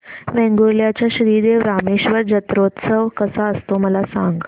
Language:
Marathi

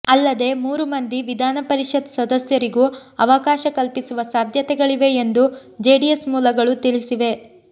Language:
Kannada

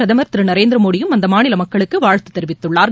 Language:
Tamil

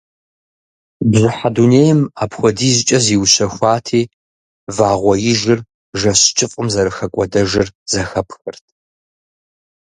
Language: Kabardian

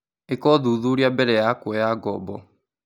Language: Kikuyu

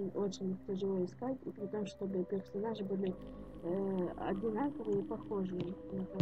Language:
Russian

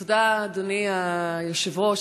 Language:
Hebrew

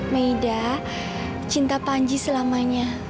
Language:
Indonesian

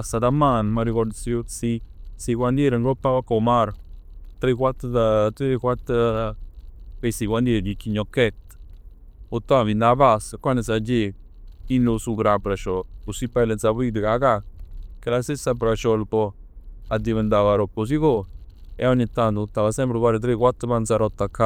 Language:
Neapolitan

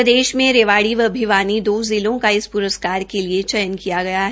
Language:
Hindi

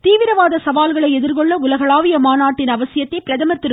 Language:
Tamil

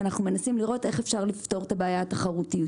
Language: Hebrew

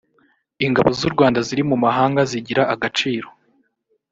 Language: Kinyarwanda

